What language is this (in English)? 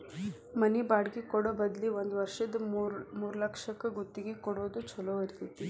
Kannada